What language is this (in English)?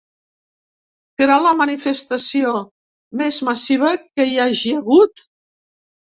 Catalan